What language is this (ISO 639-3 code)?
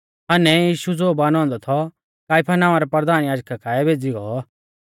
bfz